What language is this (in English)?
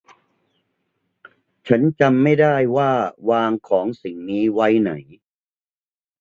Thai